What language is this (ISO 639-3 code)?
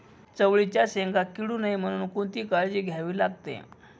mar